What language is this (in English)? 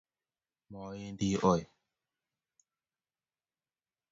Kalenjin